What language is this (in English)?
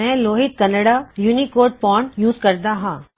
Punjabi